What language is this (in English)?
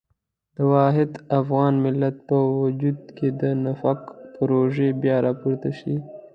Pashto